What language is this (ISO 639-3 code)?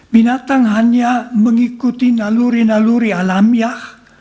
ind